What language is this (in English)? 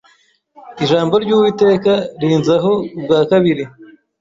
Kinyarwanda